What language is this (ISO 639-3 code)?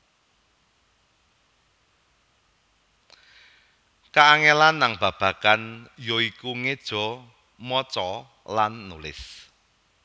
jav